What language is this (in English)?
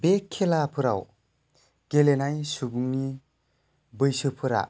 Bodo